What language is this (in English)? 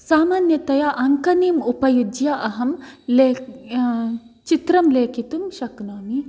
Sanskrit